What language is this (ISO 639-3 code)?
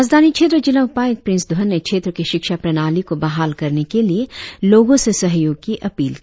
hin